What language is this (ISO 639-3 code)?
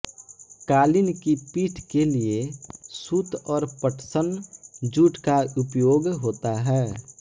hin